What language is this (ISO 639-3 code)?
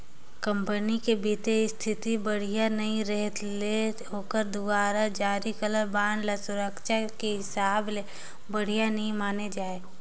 hne